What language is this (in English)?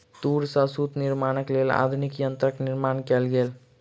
Maithili